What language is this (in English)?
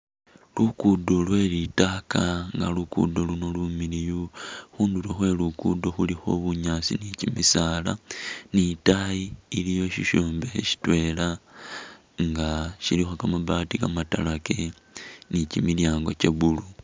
Masaaba